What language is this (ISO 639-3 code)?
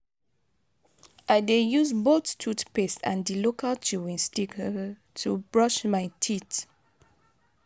pcm